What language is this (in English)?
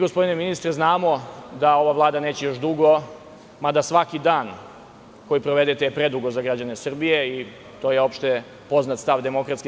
Serbian